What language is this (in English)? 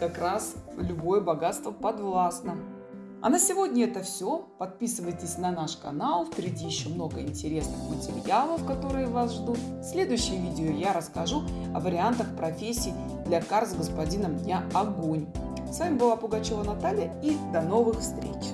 Russian